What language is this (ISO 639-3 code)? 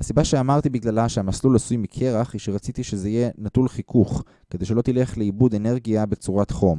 heb